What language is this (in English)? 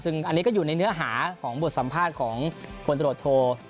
Thai